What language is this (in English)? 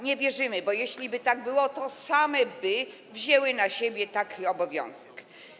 Polish